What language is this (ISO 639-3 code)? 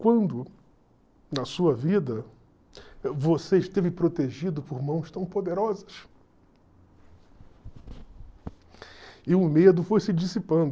por